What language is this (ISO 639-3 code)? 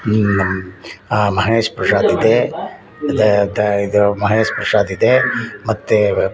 kan